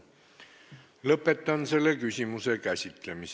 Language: Estonian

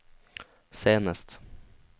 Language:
Norwegian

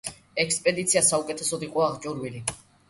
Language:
Georgian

